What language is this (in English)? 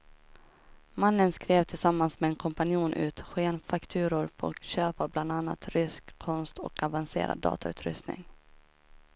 Swedish